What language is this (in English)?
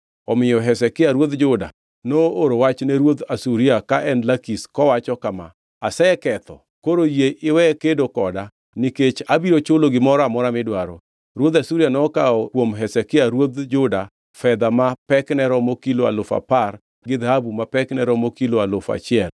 Luo (Kenya and Tanzania)